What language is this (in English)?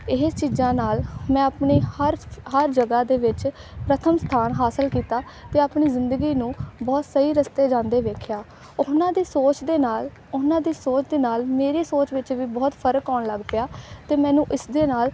Punjabi